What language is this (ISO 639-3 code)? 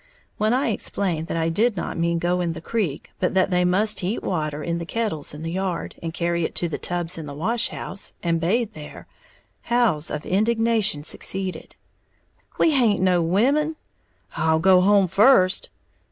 eng